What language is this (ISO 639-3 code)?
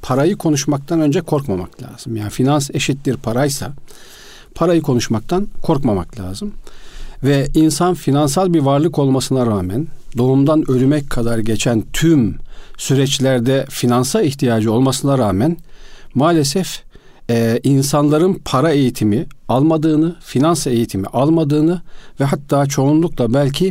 tur